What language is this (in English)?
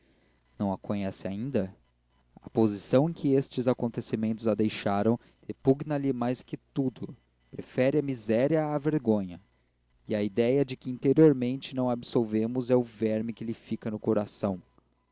Portuguese